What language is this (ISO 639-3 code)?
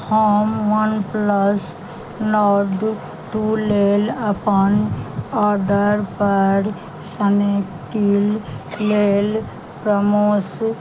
mai